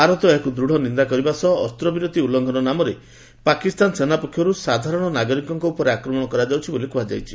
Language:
Odia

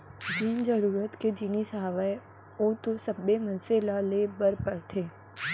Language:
Chhattisgarhi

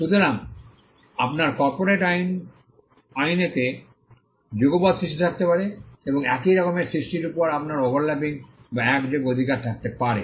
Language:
Bangla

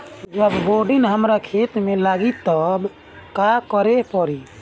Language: Bhojpuri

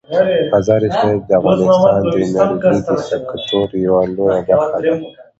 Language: Pashto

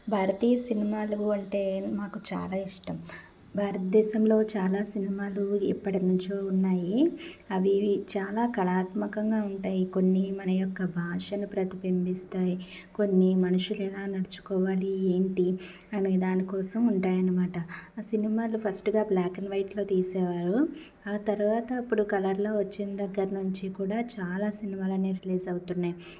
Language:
Telugu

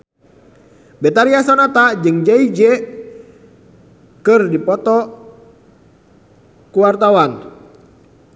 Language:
Sundanese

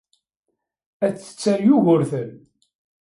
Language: Kabyle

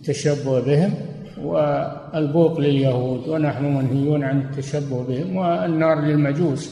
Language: Arabic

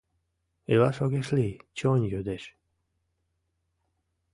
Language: Mari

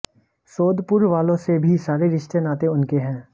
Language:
Hindi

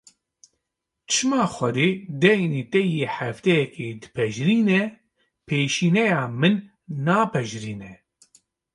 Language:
Kurdish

